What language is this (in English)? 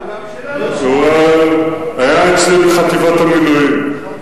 Hebrew